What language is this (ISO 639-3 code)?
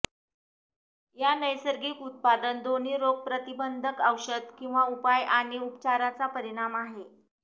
mar